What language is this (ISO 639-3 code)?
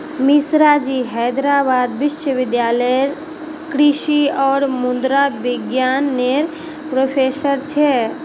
mag